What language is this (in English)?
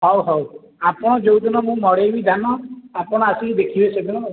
Odia